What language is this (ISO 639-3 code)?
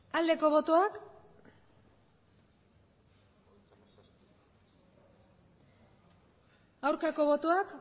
eus